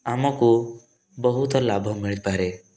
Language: Odia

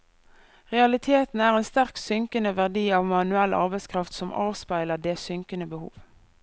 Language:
Norwegian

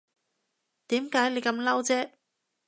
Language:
Cantonese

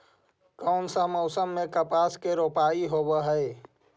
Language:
Magahi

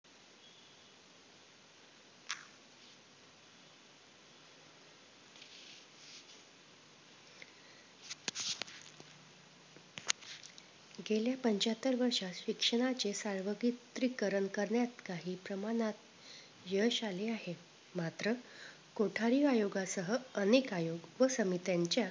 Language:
Marathi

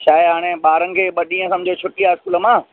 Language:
Sindhi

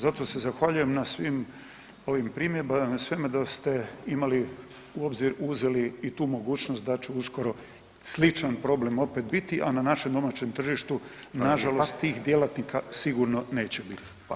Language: Croatian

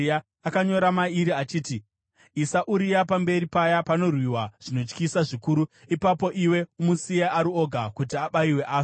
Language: Shona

